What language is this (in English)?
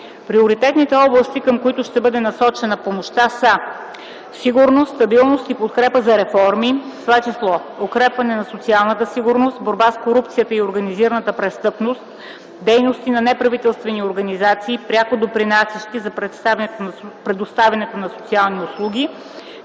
Bulgarian